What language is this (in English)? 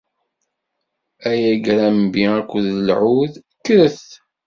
Kabyle